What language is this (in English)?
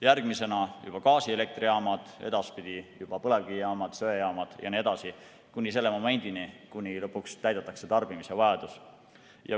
Estonian